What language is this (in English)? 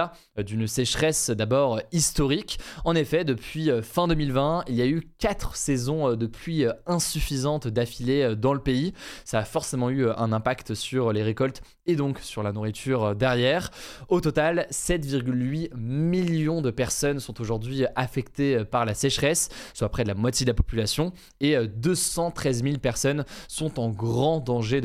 French